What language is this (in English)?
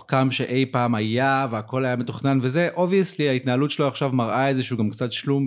Hebrew